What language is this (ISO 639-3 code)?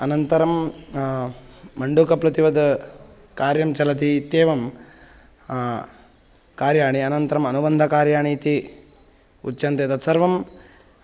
san